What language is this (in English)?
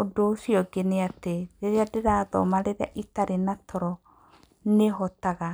Kikuyu